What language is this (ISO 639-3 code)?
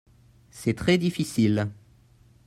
fra